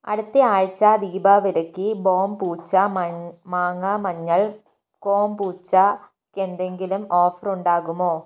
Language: Malayalam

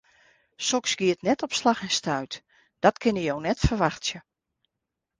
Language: Western Frisian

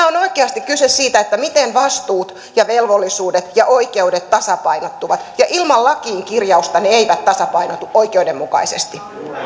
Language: Finnish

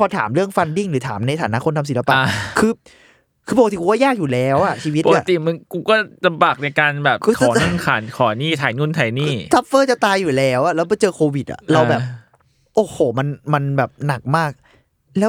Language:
Thai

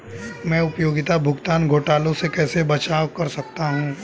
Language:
Hindi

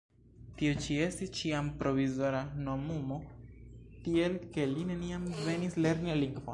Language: Esperanto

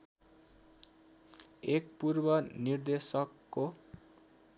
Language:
Nepali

